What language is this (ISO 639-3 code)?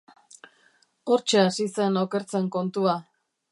eus